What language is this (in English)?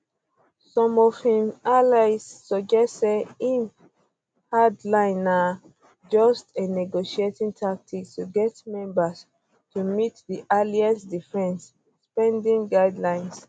Nigerian Pidgin